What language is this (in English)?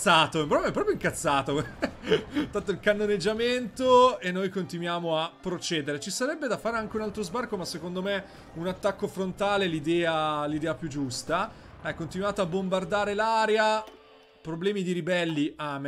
Italian